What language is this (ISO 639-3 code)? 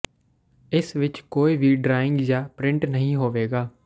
pan